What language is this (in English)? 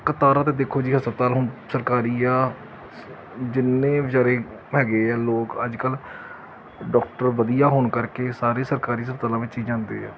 Punjabi